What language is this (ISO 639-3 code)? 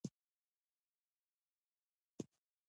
pus